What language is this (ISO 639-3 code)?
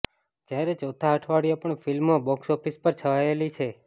guj